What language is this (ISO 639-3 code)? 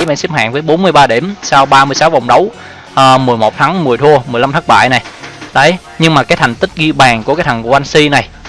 vie